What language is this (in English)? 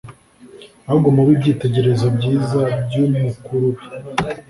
Kinyarwanda